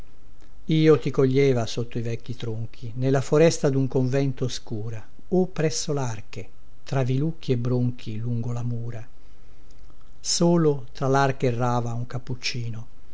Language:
Italian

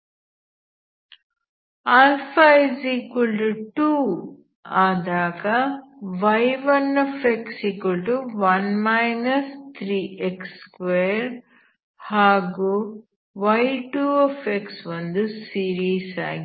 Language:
Kannada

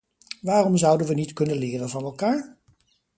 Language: Dutch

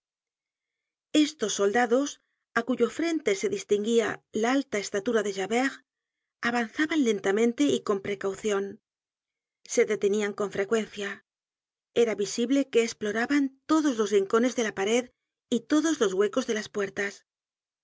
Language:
Spanish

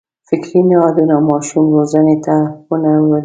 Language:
Pashto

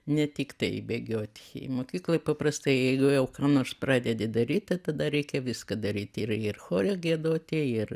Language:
Lithuanian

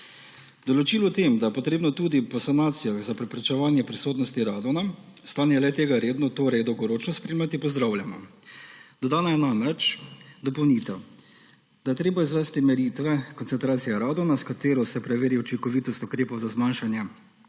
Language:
Slovenian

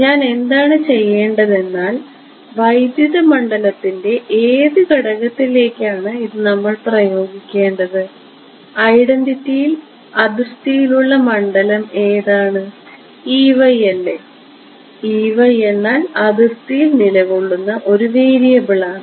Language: Malayalam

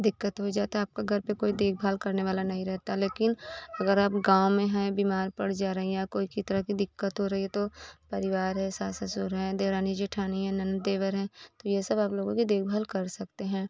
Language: Hindi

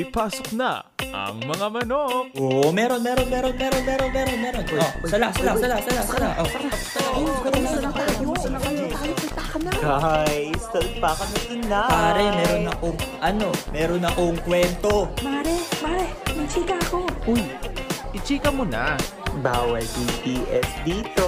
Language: Filipino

